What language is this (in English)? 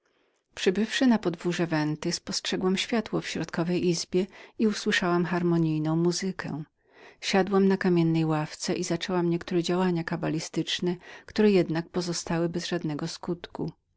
Polish